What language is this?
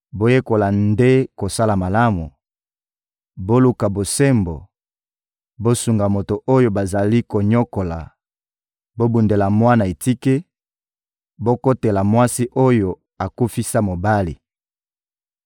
Lingala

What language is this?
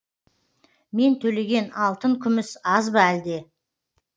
Kazakh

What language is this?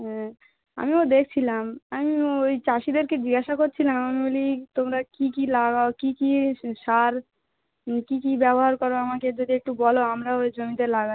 Bangla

